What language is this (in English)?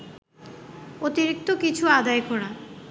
Bangla